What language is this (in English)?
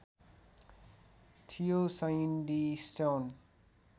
Nepali